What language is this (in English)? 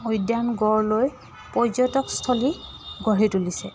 Assamese